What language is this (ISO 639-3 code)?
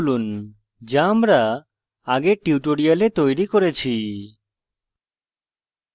ben